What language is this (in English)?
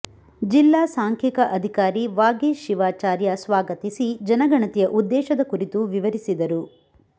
Kannada